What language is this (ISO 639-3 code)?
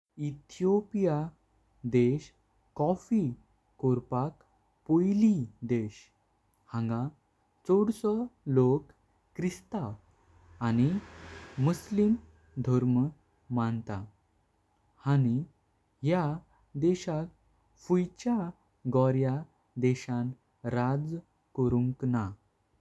kok